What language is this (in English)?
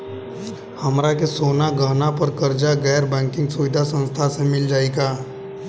Bhojpuri